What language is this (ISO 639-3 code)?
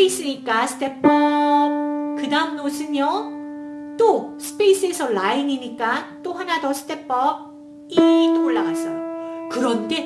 kor